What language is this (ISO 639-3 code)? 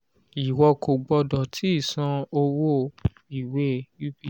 yor